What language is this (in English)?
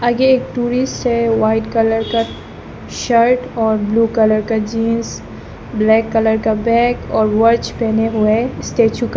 Hindi